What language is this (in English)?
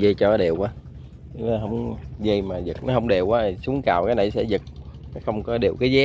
Vietnamese